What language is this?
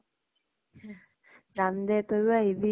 Assamese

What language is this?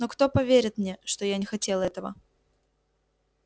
Russian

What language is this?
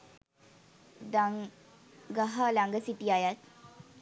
Sinhala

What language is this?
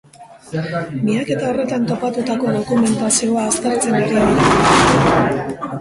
Basque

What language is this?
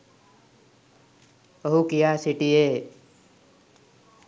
Sinhala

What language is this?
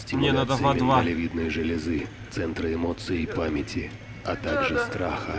Russian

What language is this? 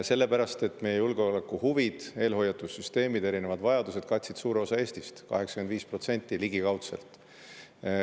Estonian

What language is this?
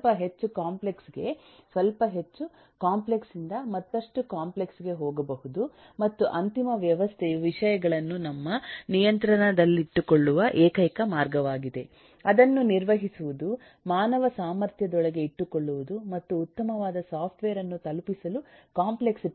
Kannada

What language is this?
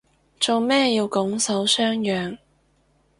Cantonese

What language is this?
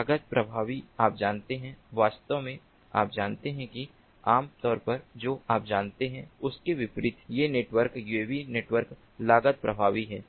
Hindi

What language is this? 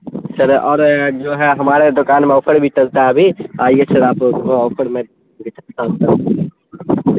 Urdu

